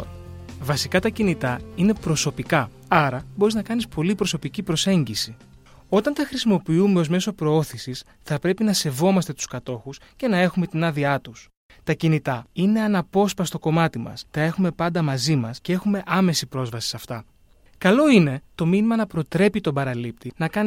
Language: Greek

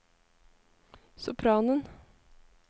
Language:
Norwegian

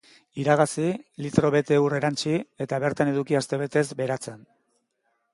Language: Basque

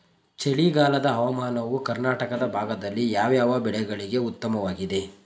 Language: Kannada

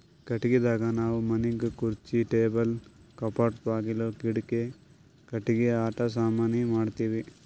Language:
Kannada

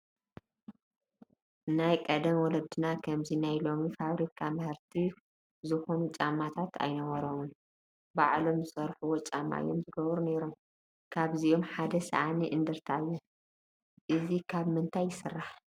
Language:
Tigrinya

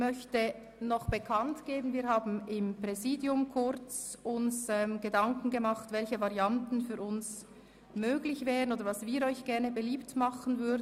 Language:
Swiss German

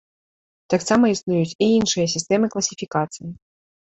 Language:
Belarusian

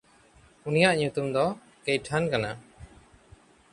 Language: Santali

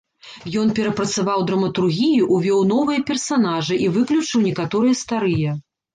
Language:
Belarusian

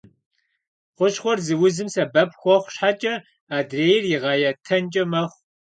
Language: Kabardian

